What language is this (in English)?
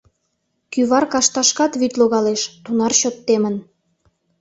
Mari